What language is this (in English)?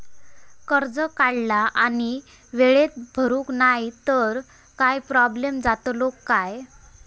Marathi